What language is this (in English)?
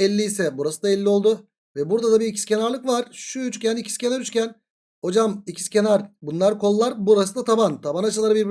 Turkish